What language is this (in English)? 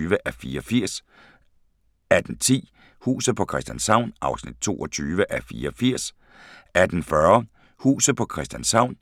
Danish